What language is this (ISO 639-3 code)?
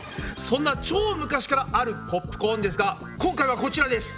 jpn